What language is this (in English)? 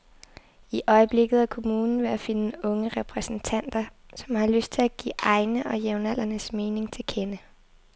Danish